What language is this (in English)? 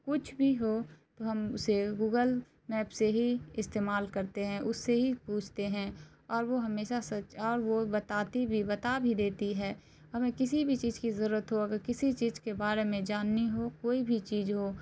Urdu